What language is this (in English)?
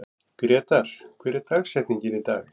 Icelandic